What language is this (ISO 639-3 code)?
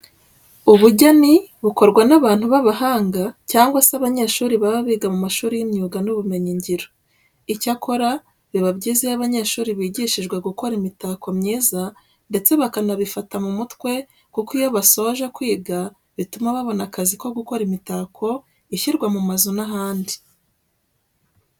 kin